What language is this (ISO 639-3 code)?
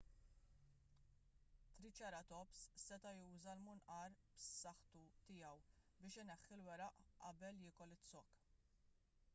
mlt